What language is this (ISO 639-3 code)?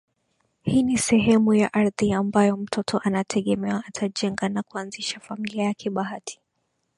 swa